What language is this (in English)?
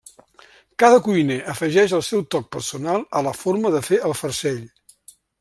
Catalan